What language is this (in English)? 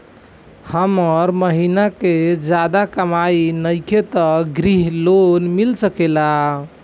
Bhojpuri